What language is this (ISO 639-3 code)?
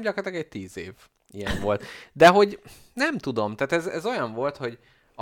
hun